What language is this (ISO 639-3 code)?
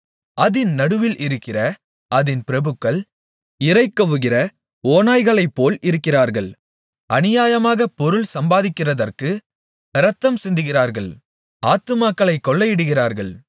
tam